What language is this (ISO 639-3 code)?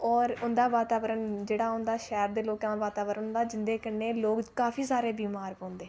doi